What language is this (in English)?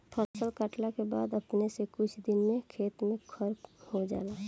Bhojpuri